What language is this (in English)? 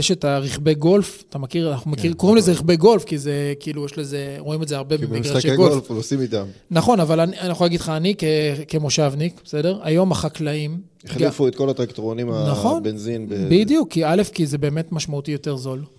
Hebrew